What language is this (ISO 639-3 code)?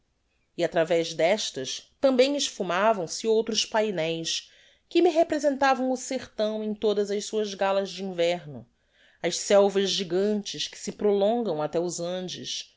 por